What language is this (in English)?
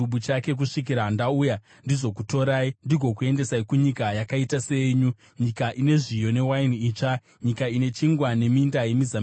Shona